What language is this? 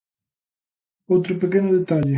Galician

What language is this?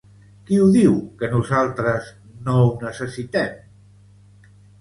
Catalan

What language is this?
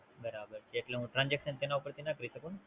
Gujarati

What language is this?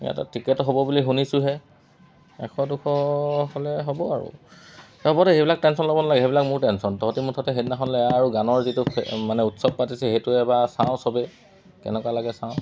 Assamese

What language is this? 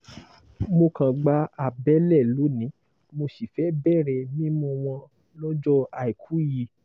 Yoruba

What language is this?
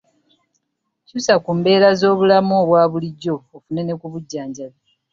Ganda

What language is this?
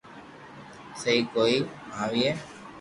Loarki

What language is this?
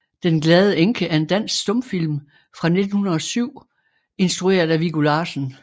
Danish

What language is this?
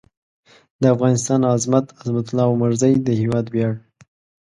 Pashto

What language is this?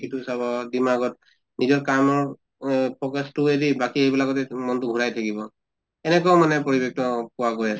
Assamese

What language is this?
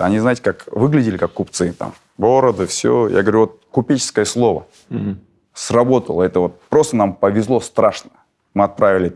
Russian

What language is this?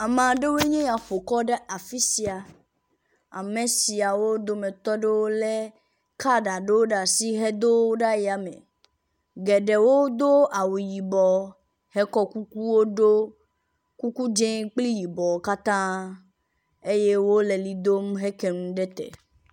Ewe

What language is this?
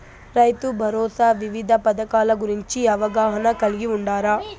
Telugu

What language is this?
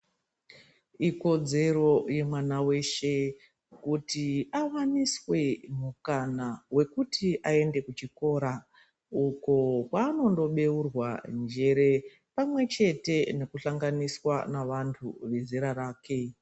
Ndau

